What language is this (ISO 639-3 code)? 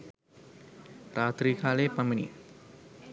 sin